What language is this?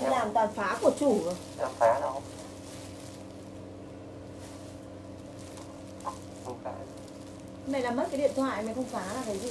Vietnamese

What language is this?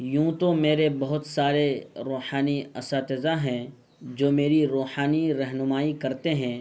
Urdu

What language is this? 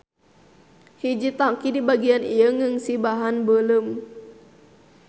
Sundanese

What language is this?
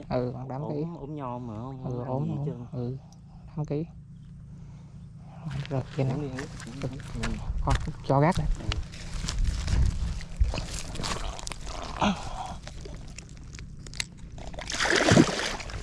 Vietnamese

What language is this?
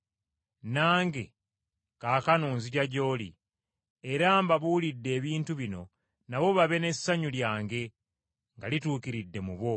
Ganda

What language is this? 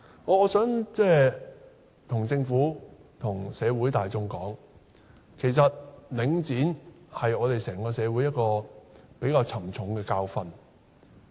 Cantonese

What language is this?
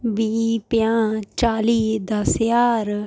Dogri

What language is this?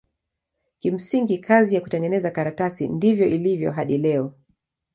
Swahili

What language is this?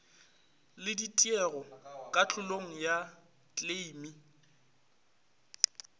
Northern Sotho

